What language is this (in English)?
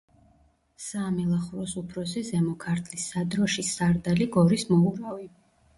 Georgian